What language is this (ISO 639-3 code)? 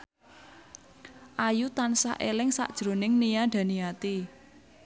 jav